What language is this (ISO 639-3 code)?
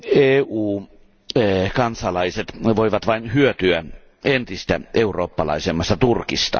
fin